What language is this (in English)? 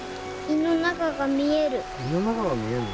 Japanese